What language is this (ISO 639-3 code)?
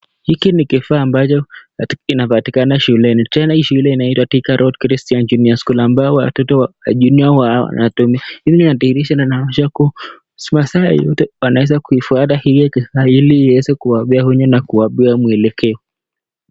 swa